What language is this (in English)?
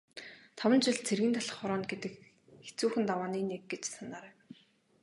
Mongolian